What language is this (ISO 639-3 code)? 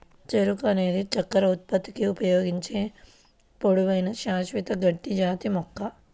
tel